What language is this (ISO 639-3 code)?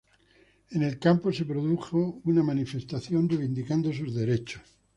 spa